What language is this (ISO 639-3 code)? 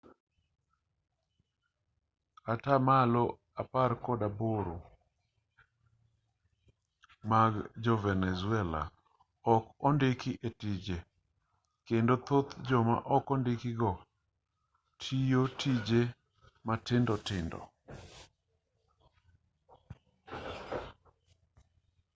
luo